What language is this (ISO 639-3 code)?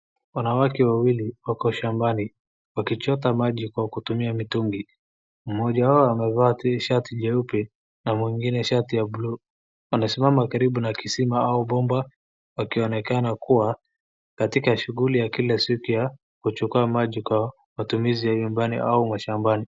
swa